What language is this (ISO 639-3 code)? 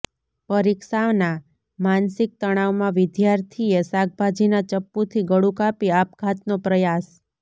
guj